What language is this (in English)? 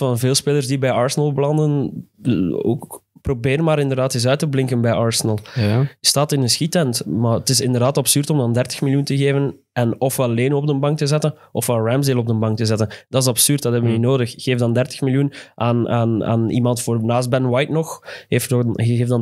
Dutch